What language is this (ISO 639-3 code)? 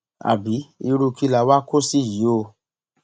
yor